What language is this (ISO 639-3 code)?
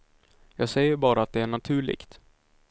swe